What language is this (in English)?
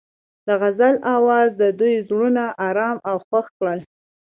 Pashto